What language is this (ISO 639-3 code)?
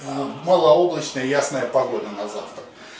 rus